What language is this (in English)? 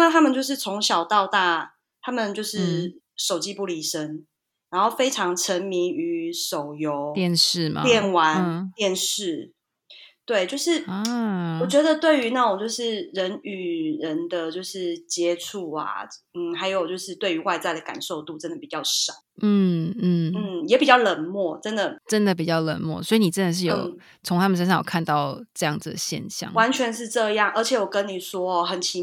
Chinese